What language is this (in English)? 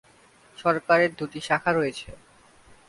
Bangla